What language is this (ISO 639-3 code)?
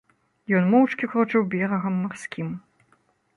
bel